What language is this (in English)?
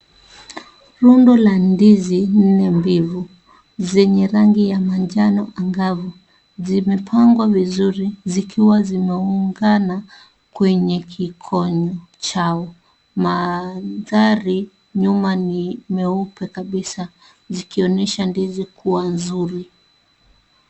Swahili